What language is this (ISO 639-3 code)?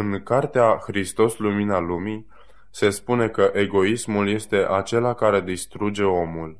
ron